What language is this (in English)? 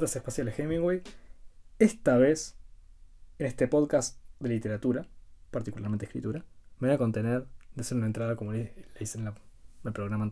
Spanish